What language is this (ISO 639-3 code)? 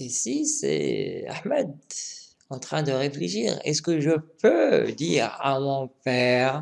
fra